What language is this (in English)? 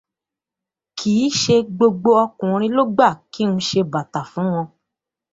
Yoruba